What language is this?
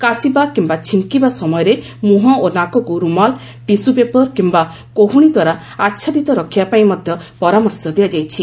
Odia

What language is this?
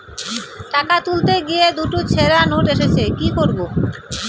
Bangla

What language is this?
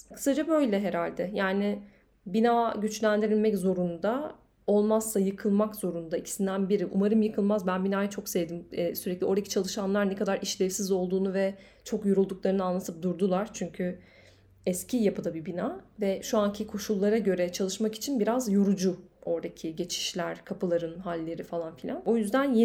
Turkish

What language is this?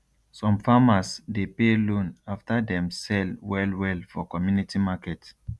Nigerian Pidgin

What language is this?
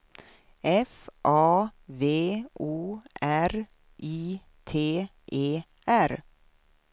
Swedish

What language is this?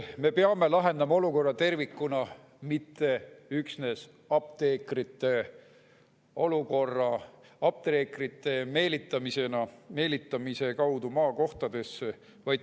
Estonian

